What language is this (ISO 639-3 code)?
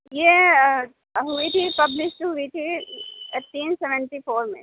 urd